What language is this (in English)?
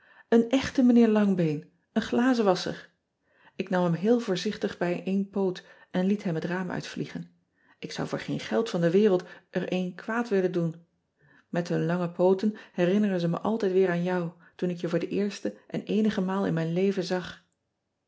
Dutch